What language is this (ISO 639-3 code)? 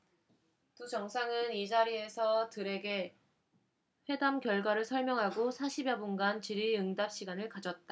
kor